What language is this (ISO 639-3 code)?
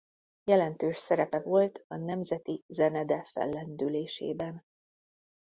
hun